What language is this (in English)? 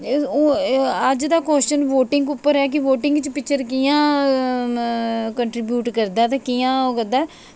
Dogri